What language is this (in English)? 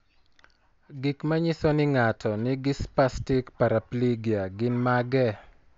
Luo (Kenya and Tanzania)